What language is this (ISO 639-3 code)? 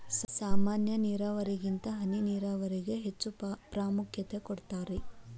kan